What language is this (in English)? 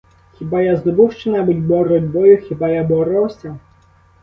Ukrainian